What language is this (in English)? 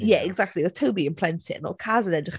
Welsh